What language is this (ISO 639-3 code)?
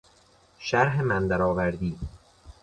fas